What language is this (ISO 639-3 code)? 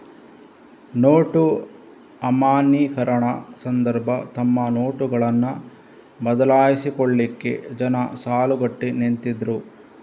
kan